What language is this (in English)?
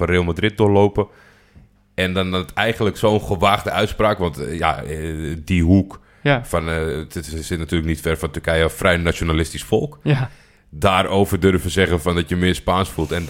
Dutch